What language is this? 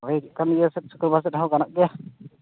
Santali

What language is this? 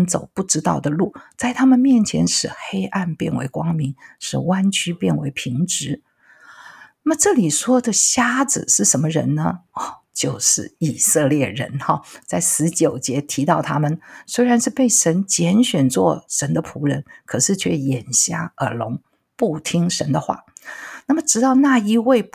Chinese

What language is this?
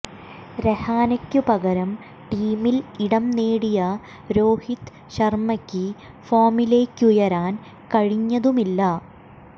Malayalam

